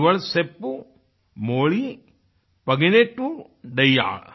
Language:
Hindi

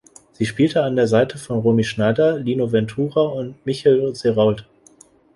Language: German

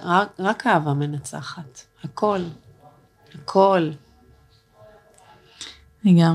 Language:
Hebrew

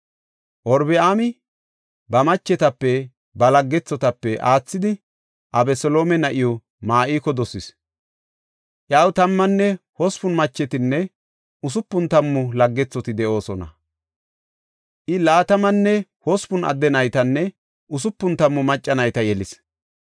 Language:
Gofa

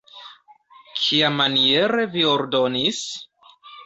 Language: Esperanto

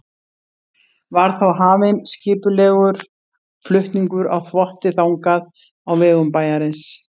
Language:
Icelandic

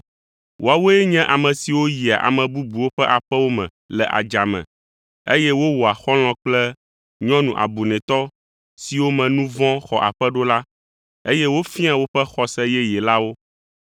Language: Ewe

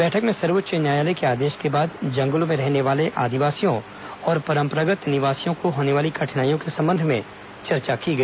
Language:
Hindi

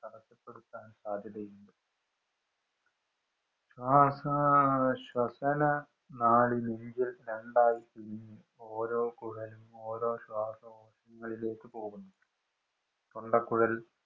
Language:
Malayalam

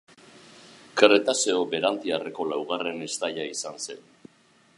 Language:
Basque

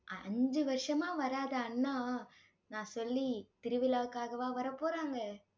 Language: Tamil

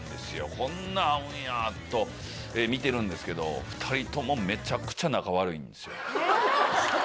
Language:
Japanese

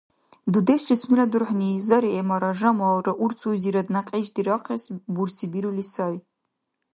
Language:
Dargwa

